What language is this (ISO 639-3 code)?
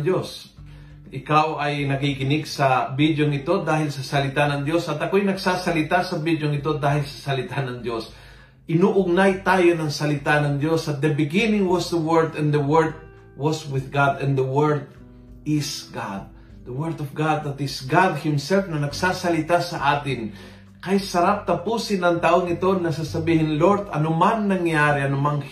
fil